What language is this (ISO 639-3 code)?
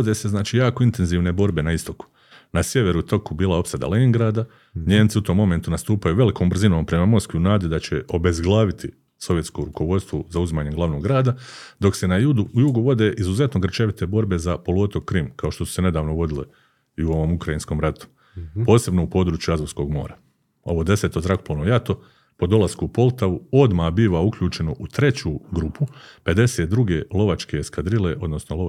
hrv